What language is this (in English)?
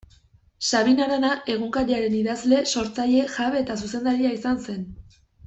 Basque